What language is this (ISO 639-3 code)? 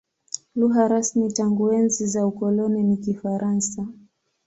swa